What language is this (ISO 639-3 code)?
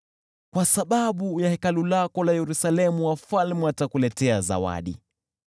swa